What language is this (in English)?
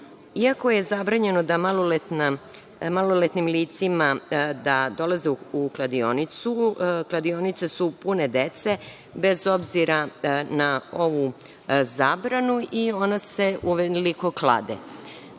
Serbian